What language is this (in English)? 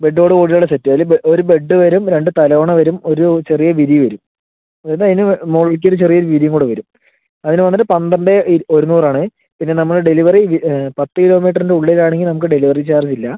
Malayalam